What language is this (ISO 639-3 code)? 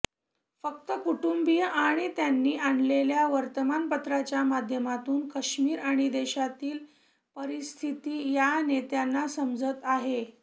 mar